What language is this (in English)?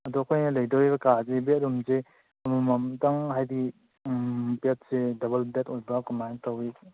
Manipuri